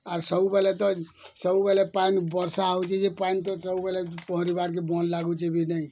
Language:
Odia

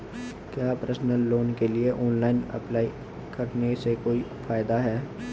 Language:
Hindi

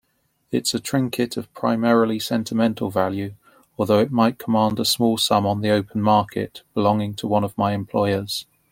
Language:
English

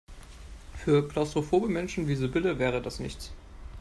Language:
German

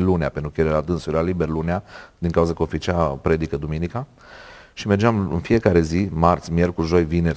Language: Romanian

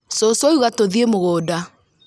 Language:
Kikuyu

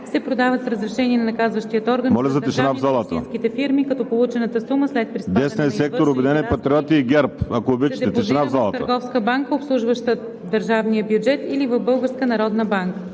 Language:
Bulgarian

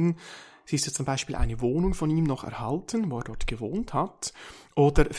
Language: German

